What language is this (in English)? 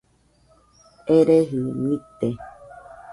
Nüpode Huitoto